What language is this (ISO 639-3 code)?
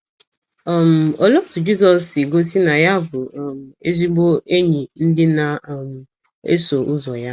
ibo